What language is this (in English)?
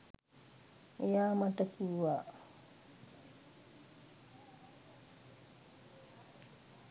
Sinhala